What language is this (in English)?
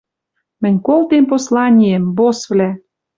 Western Mari